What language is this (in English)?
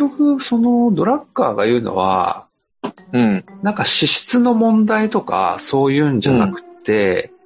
Japanese